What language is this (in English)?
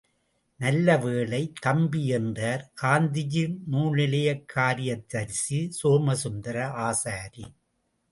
Tamil